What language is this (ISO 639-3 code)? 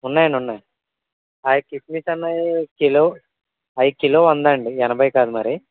tel